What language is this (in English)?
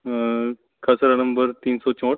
Punjabi